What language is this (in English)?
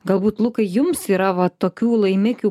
Lithuanian